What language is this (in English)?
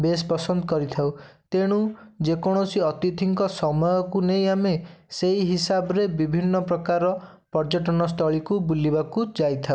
Odia